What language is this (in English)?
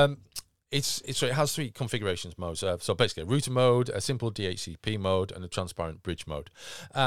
English